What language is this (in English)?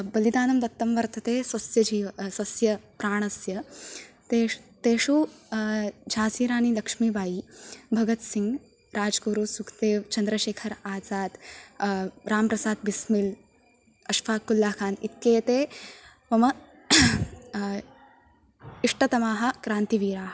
Sanskrit